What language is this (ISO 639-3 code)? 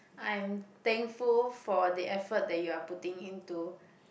eng